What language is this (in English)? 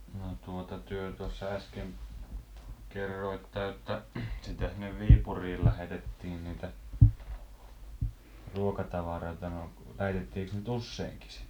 Finnish